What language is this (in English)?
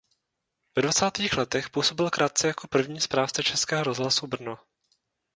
Czech